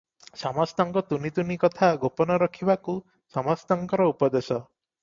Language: Odia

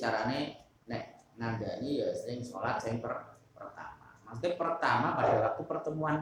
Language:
Indonesian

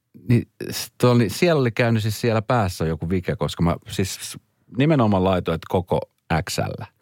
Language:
Finnish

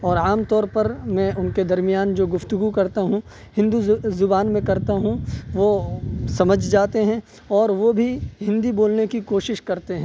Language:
Urdu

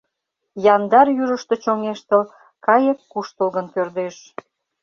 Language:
Mari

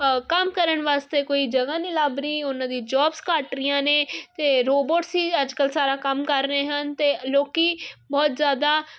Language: Punjabi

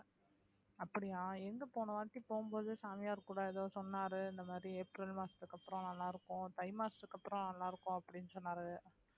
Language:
Tamil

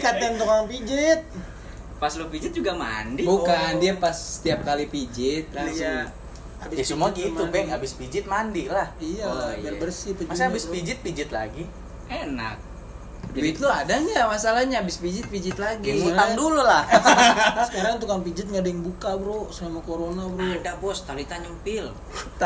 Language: Indonesian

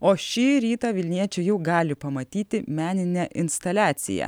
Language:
Lithuanian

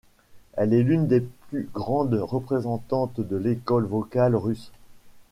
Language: French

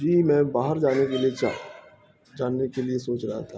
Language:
Urdu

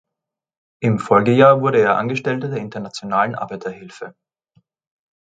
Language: German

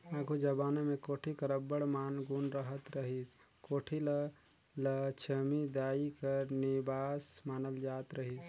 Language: Chhattisgarhi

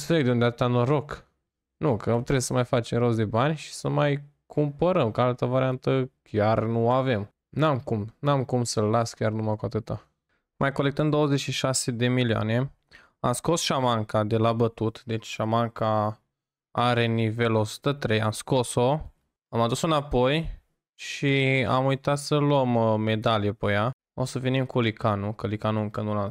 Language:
Romanian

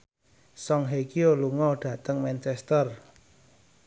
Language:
Javanese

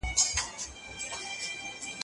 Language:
Pashto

